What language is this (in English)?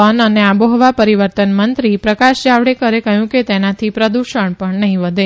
Gujarati